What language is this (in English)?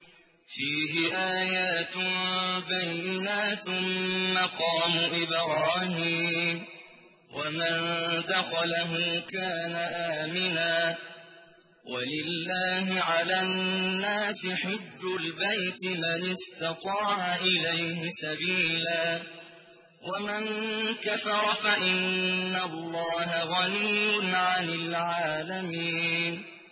Arabic